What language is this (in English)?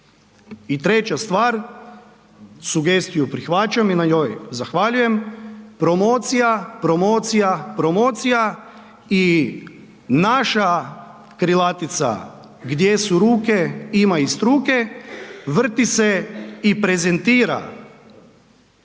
Croatian